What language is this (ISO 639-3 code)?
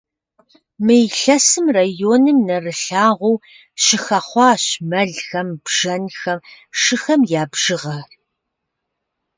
kbd